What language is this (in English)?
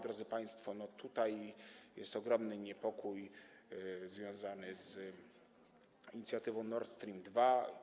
Polish